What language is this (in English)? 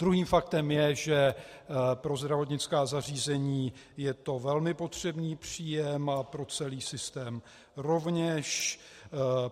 Czech